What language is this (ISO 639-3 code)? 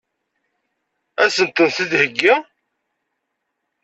kab